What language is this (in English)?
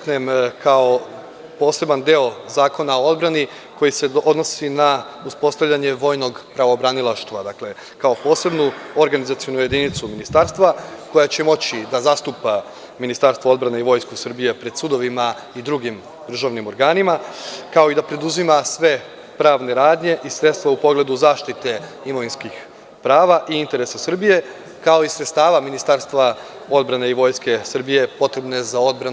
Serbian